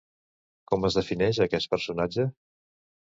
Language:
Catalan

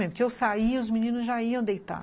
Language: Portuguese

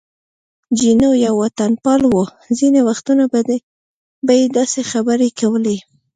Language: Pashto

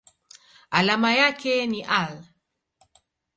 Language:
Swahili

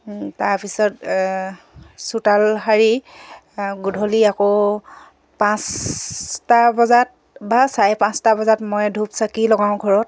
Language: Assamese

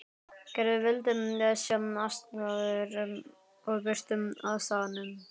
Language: Icelandic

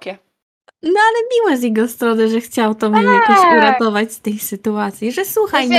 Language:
Polish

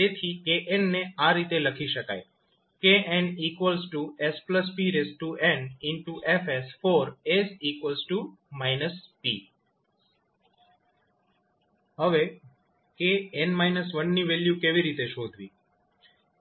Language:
Gujarati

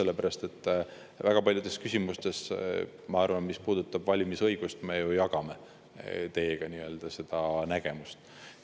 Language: Estonian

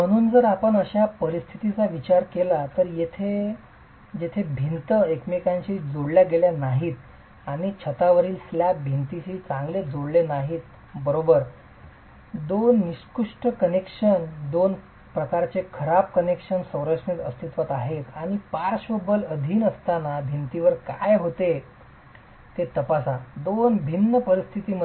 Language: Marathi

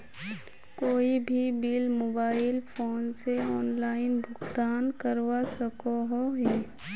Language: Magahi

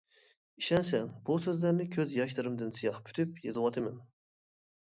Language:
Uyghur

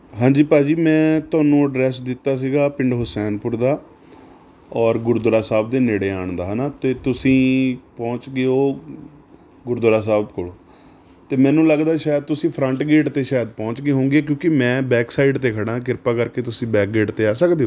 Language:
Punjabi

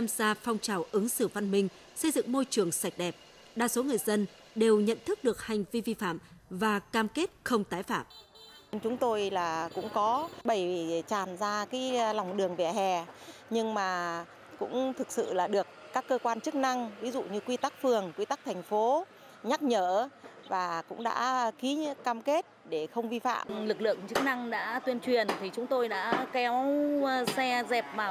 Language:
Vietnamese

